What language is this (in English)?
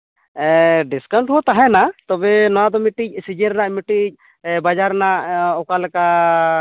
Santali